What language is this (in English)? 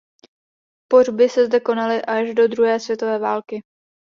Czech